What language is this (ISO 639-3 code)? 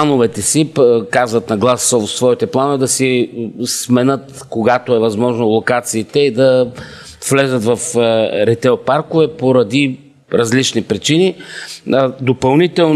bul